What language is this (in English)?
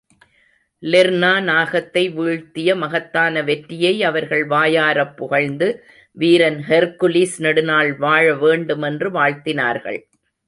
Tamil